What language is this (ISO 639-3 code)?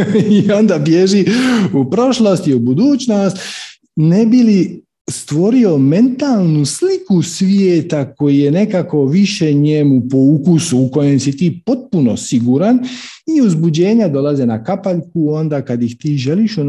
hrv